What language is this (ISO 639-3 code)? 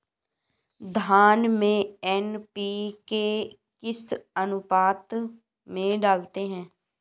hin